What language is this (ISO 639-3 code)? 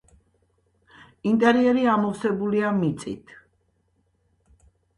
kat